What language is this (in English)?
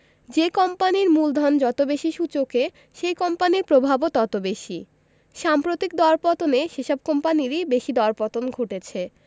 Bangla